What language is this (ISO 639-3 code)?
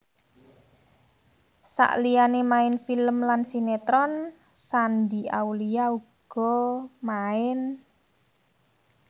jav